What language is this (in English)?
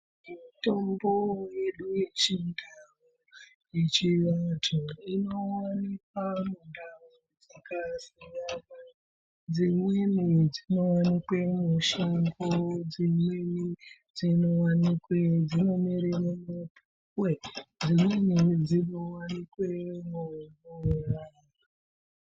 Ndau